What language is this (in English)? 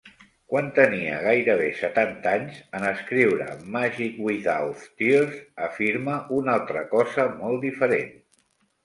Catalan